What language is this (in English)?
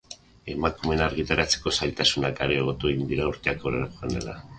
Basque